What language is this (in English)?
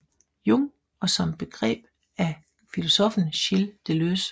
Danish